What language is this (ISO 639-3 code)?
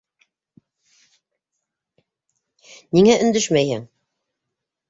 bak